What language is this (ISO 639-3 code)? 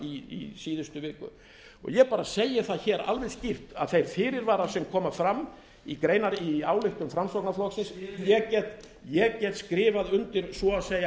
isl